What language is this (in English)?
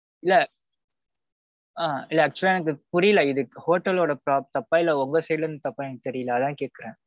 Tamil